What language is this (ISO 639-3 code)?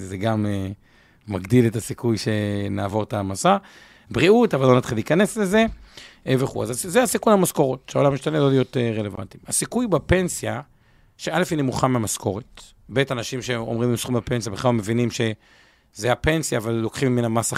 heb